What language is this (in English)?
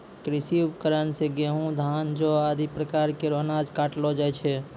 Maithili